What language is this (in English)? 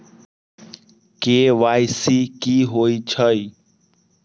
Magahi